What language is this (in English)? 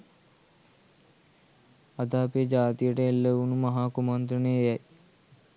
Sinhala